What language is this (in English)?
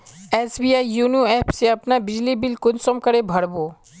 Magahi